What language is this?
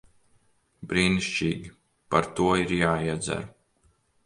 Latvian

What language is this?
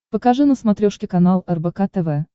Russian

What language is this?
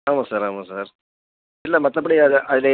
Tamil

